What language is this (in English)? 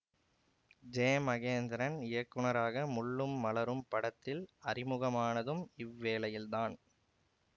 Tamil